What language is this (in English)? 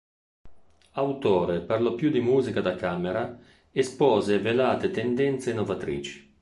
Italian